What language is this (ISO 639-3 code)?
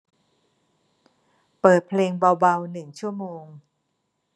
tha